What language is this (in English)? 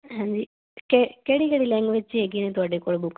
Punjabi